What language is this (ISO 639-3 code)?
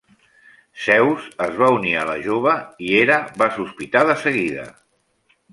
cat